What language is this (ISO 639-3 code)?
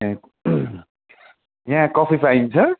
nep